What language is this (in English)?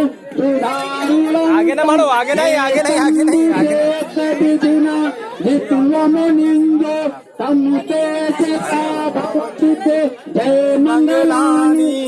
Hindi